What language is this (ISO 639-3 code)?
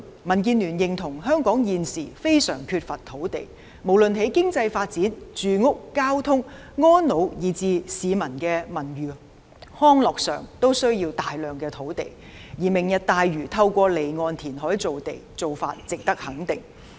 yue